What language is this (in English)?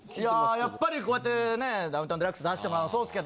Japanese